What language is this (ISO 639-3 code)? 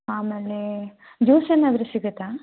kan